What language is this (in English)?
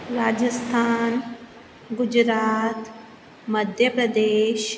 Sindhi